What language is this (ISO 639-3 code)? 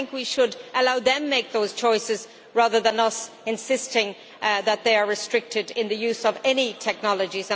eng